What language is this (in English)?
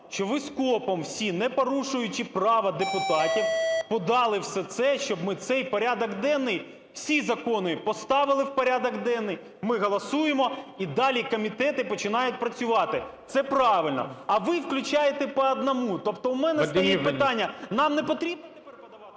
Ukrainian